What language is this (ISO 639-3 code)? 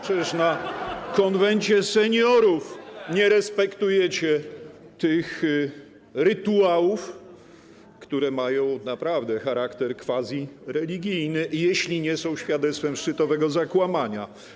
pol